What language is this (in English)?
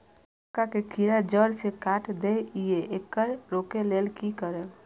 Maithili